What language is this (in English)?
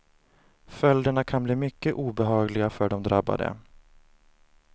Swedish